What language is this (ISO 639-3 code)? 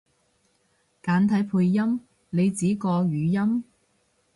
yue